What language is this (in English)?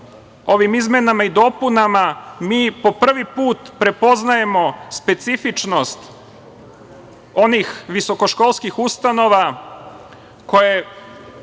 Serbian